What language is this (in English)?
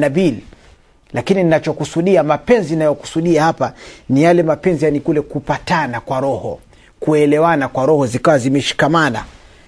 Swahili